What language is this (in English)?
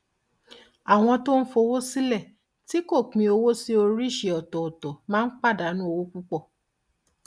Yoruba